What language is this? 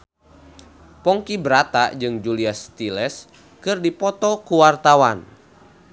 Sundanese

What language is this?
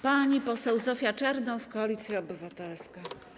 Polish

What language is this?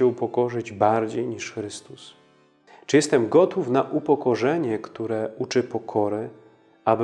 Polish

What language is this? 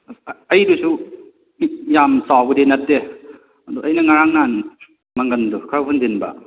Manipuri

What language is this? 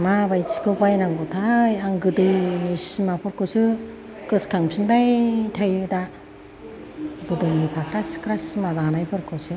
Bodo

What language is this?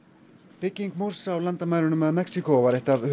Icelandic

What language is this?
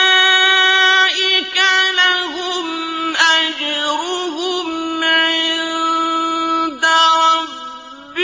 Arabic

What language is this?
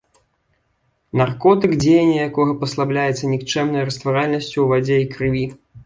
Belarusian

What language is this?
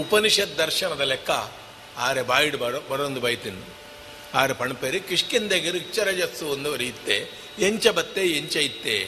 Kannada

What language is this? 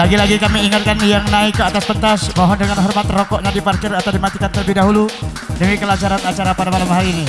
Indonesian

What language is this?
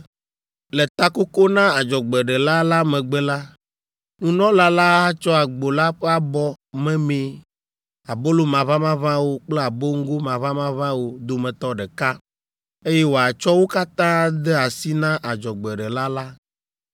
Ewe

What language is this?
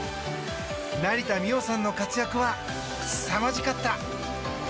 Japanese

